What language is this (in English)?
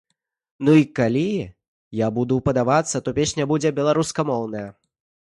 Belarusian